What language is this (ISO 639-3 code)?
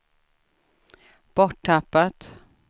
swe